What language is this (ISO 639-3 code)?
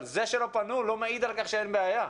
heb